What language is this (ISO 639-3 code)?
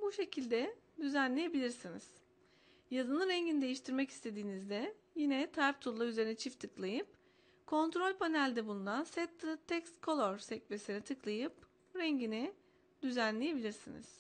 tur